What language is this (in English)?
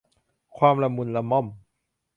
Thai